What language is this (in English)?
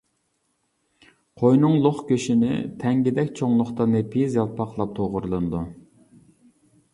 Uyghur